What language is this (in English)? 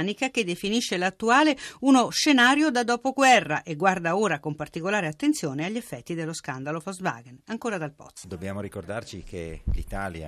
Italian